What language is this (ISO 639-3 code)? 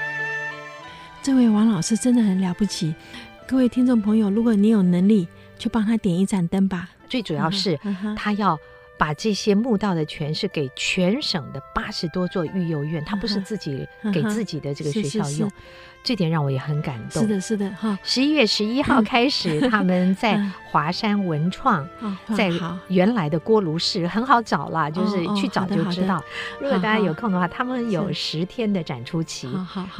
zho